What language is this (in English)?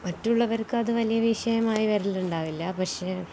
Malayalam